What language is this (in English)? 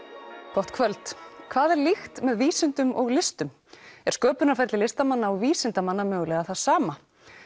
Icelandic